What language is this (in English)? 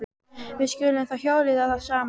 Icelandic